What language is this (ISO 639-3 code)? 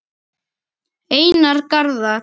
isl